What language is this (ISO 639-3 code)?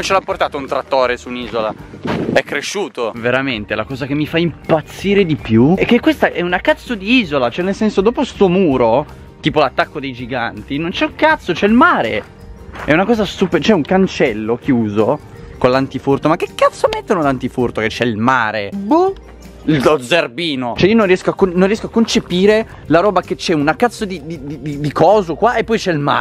ita